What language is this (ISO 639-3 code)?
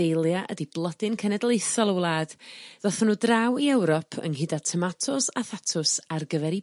cym